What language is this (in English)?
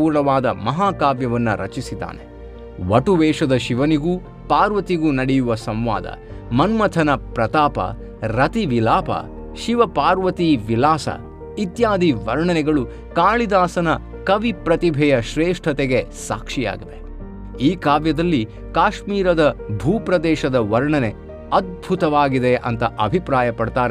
Kannada